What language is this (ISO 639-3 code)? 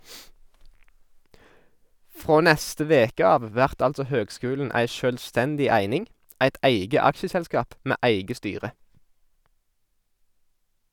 nor